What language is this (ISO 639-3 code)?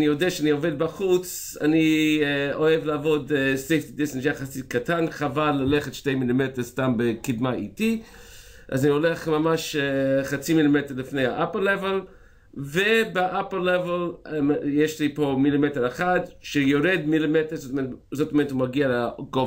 heb